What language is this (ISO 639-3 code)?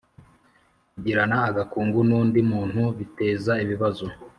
kin